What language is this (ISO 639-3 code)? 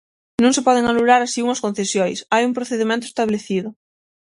glg